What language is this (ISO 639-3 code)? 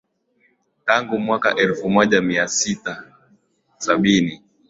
swa